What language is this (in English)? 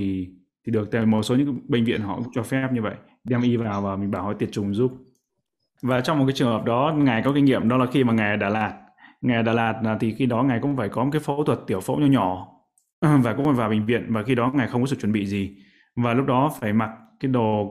Vietnamese